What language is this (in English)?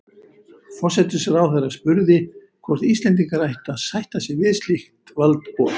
Icelandic